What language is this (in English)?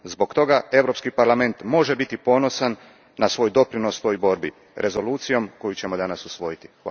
Croatian